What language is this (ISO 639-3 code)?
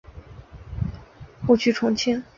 zho